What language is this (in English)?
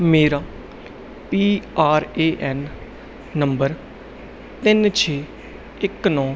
Punjabi